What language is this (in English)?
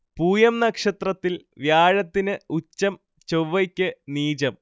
Malayalam